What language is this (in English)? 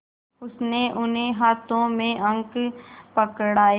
Hindi